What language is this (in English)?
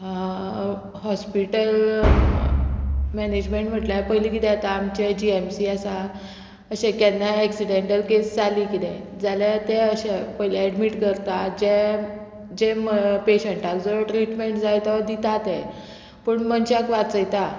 Konkani